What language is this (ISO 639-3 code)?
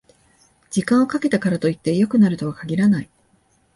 jpn